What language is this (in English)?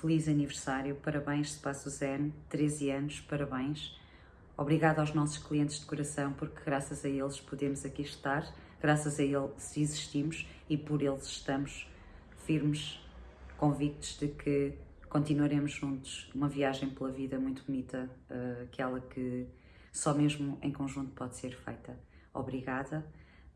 Portuguese